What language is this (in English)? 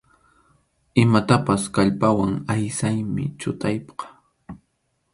Arequipa-La Unión Quechua